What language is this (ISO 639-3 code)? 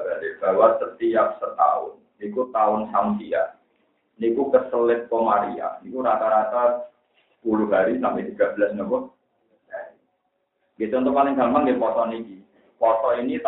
ind